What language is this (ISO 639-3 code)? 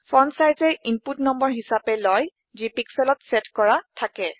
asm